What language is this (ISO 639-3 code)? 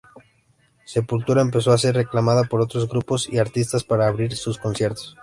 spa